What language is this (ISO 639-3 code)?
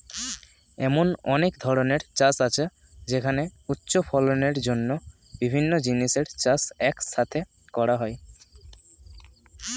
ben